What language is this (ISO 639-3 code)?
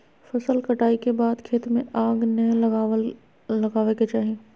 mag